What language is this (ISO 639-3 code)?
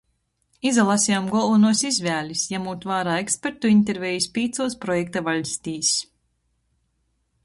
ltg